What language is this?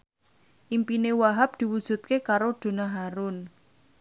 Javanese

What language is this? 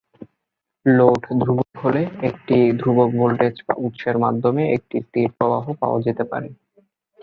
Bangla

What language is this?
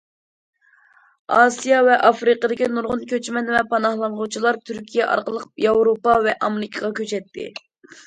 Uyghur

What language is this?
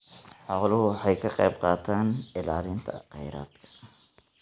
Somali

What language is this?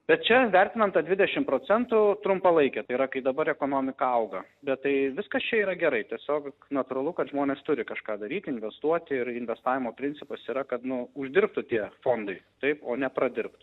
Lithuanian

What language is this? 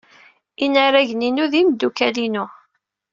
Kabyle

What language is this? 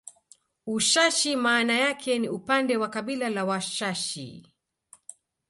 Swahili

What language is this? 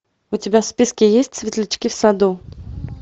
Russian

